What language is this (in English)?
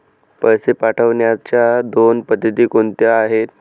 Marathi